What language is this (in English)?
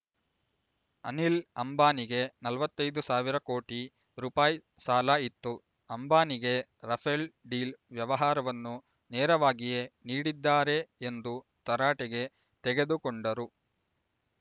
Kannada